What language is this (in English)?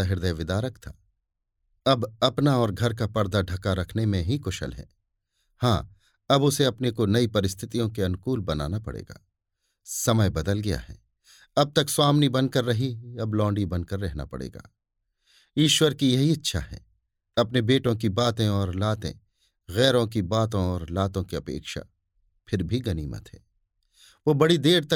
Hindi